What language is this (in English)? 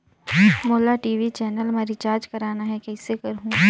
Chhattisgarhi